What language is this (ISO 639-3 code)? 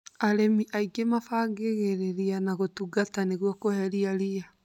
kik